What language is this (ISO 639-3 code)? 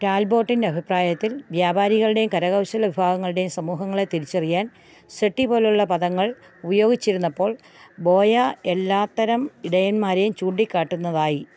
mal